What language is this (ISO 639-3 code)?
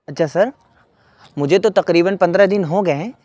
urd